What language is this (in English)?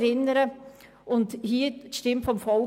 Swiss German